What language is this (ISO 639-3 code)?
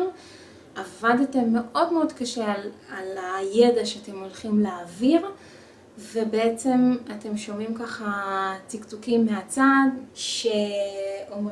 heb